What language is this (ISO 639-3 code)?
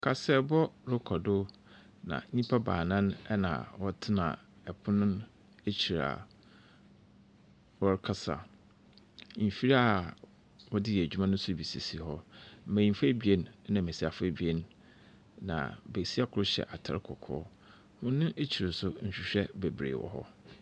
aka